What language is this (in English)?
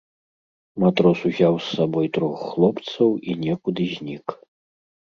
Belarusian